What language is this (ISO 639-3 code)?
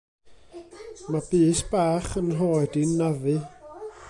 cym